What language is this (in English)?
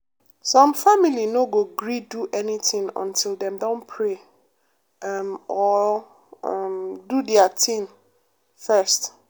Nigerian Pidgin